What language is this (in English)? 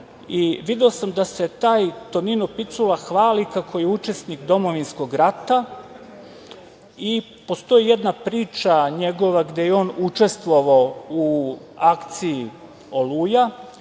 Serbian